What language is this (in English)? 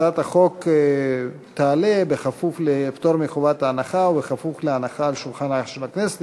Hebrew